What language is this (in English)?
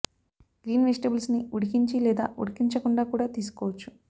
Telugu